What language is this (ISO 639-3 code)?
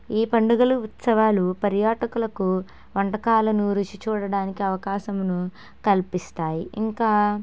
tel